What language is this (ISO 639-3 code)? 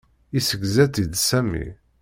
kab